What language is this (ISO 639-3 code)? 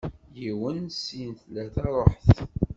kab